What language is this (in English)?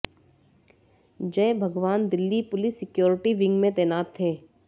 Hindi